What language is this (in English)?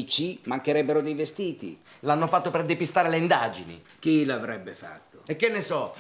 Italian